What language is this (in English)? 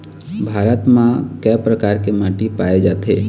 Chhattisgarhi